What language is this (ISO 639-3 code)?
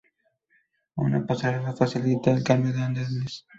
spa